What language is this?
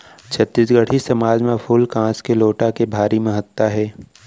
Chhattisgarhi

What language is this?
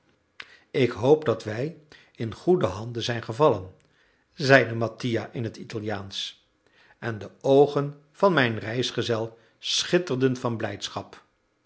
Dutch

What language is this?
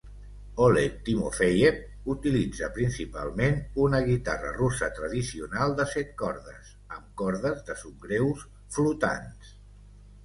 Catalan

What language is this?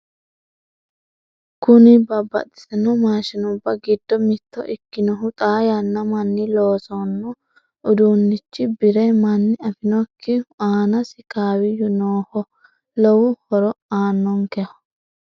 Sidamo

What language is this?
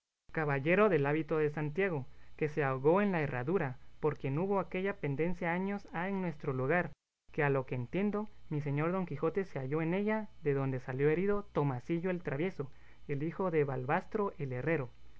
Spanish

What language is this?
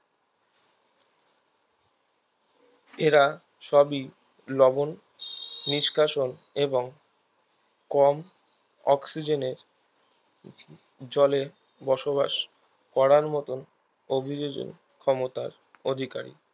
Bangla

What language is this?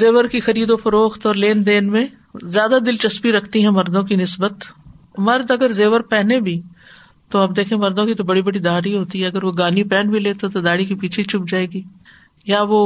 Urdu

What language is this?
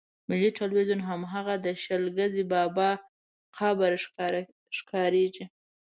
Pashto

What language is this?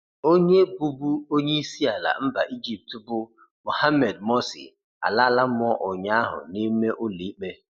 Igbo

